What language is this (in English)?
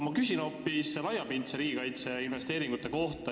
Estonian